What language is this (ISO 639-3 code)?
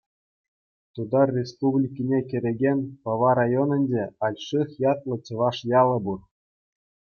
chv